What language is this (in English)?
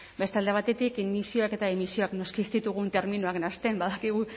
Basque